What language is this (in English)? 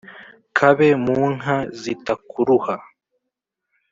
Kinyarwanda